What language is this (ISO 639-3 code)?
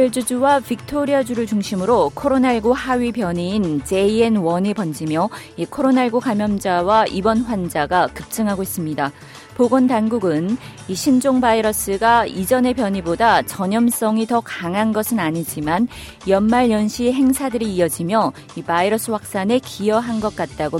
kor